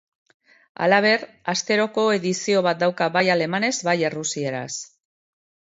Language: Basque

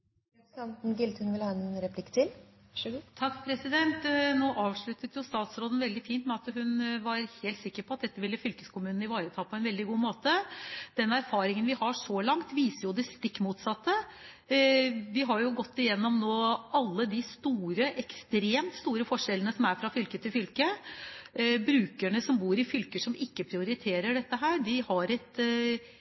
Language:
Norwegian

